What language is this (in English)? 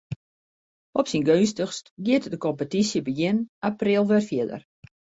Western Frisian